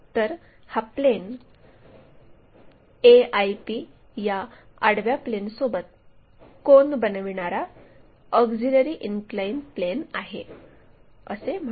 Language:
Marathi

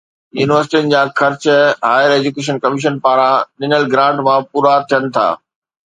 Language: Sindhi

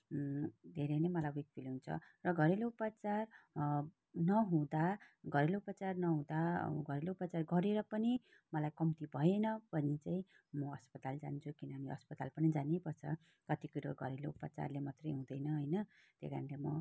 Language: Nepali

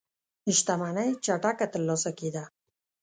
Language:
Pashto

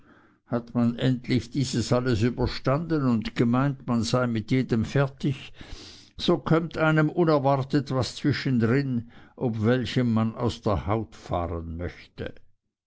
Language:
German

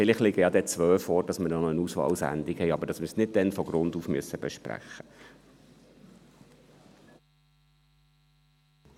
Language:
Swiss German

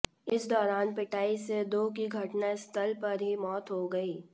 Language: Hindi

